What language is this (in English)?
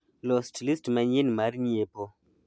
Luo (Kenya and Tanzania)